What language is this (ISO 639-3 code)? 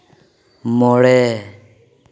sat